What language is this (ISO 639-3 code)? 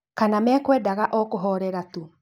kik